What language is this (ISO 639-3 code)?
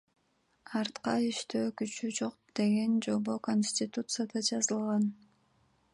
kir